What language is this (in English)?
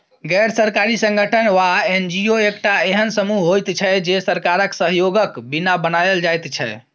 Maithili